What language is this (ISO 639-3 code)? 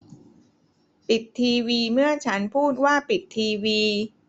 tha